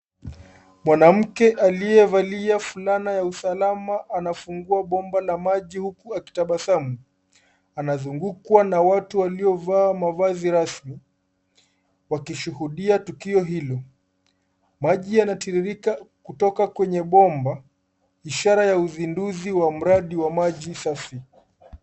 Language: Swahili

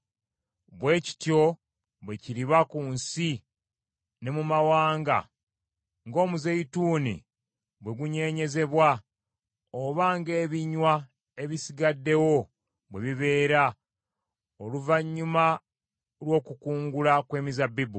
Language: Ganda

